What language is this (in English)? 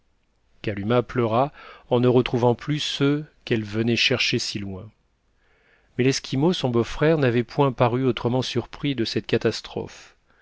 French